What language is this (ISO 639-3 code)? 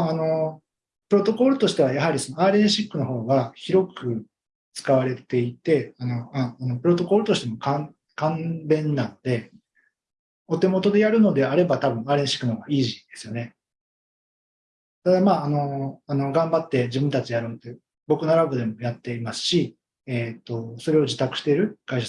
jpn